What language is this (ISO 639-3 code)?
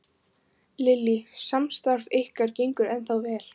isl